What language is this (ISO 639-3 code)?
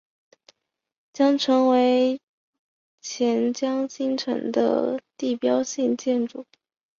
zho